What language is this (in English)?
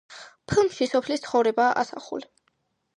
Georgian